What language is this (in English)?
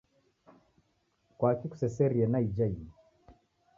Taita